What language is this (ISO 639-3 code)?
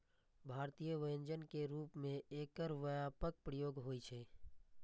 mai